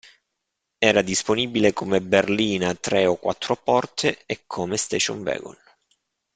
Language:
Italian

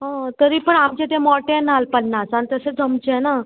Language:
Konkani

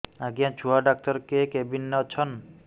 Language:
Odia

